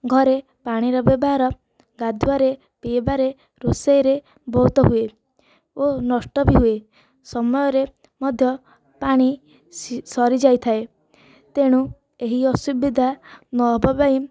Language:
Odia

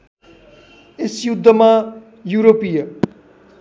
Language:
Nepali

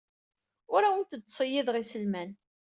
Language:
Kabyle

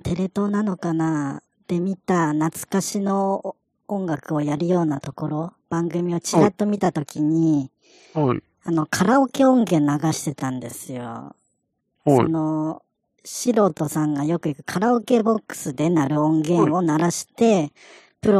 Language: Japanese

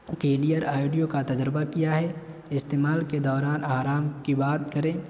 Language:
Urdu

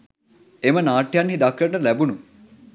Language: Sinhala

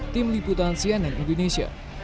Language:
Indonesian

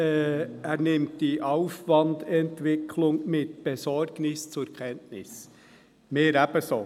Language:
Swiss German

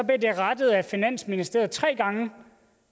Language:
Danish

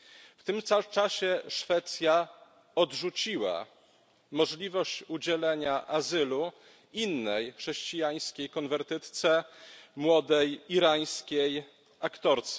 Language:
Polish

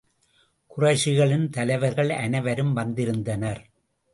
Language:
Tamil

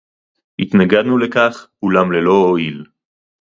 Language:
Hebrew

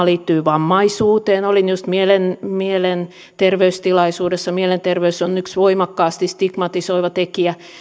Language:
Finnish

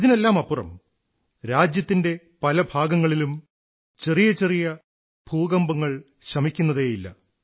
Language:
Malayalam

